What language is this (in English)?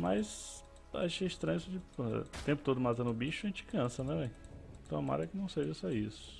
Portuguese